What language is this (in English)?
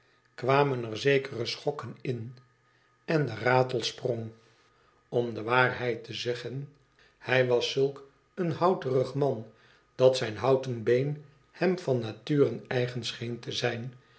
Dutch